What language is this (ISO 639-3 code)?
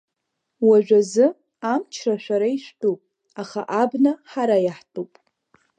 abk